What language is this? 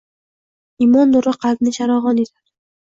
Uzbek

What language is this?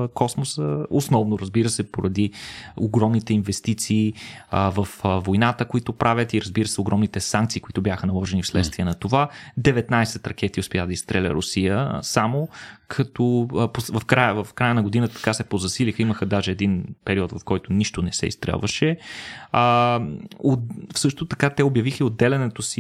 Bulgarian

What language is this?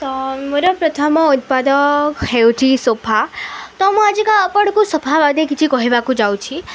Odia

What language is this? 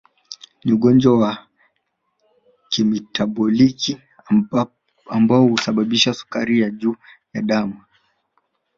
Swahili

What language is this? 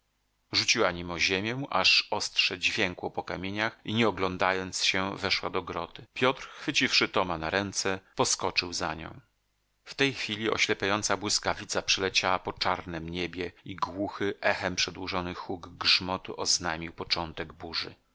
Polish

